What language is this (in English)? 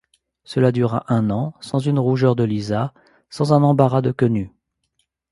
French